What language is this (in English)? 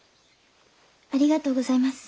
Japanese